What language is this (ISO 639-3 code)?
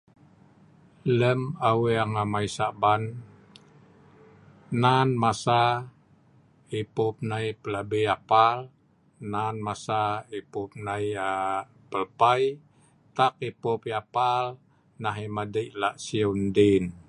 snv